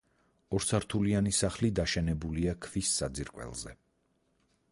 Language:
Georgian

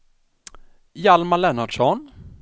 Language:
Swedish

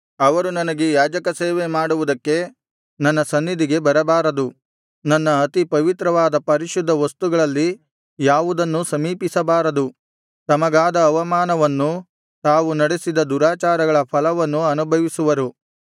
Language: Kannada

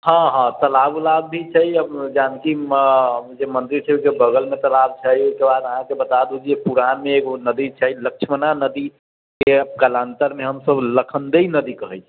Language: Maithili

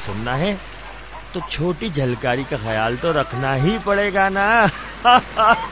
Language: Hindi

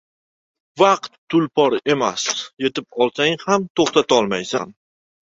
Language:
Uzbek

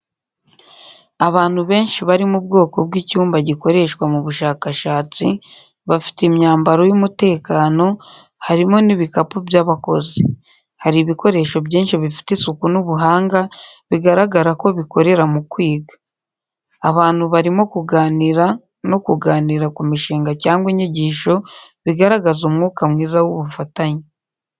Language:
Kinyarwanda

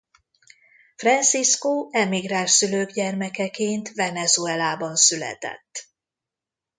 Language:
Hungarian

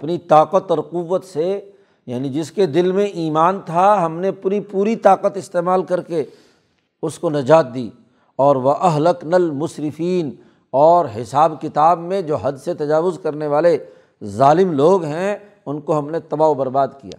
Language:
Urdu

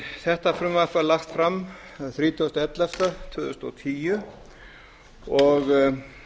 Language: Icelandic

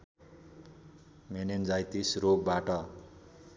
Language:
Nepali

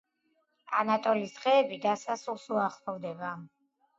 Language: Georgian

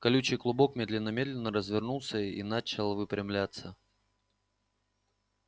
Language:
Russian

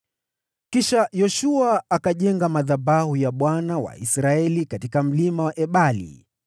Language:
Swahili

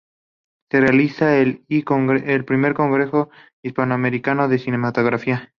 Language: Spanish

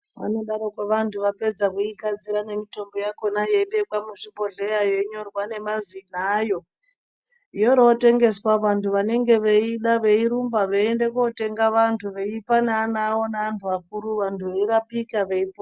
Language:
Ndau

